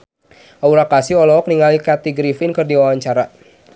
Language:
Sundanese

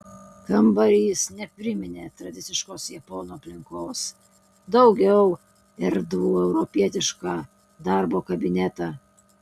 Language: Lithuanian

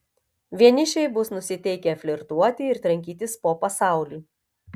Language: Lithuanian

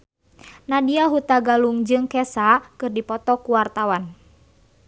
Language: Sundanese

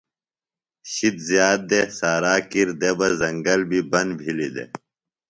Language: Phalura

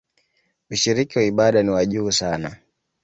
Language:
Swahili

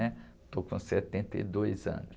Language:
Portuguese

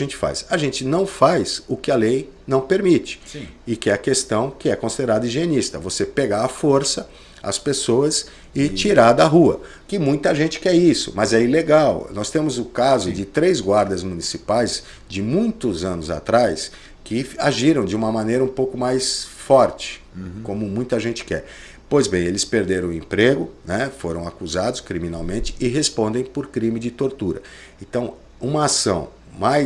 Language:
Portuguese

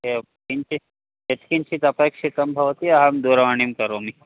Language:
Sanskrit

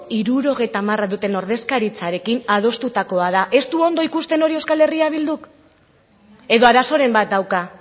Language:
Basque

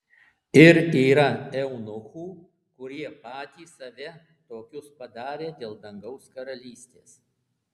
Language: Lithuanian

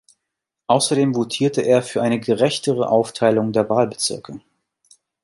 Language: German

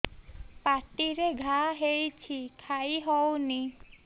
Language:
Odia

